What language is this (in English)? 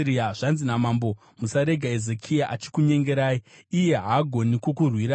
Shona